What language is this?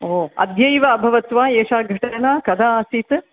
Sanskrit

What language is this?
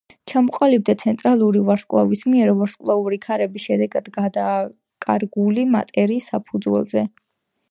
Georgian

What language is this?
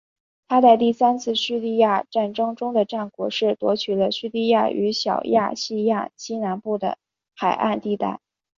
Chinese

